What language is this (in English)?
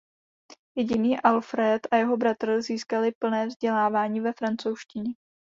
Czech